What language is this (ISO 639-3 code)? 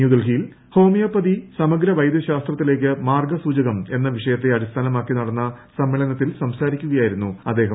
mal